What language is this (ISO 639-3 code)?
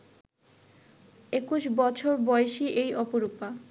ben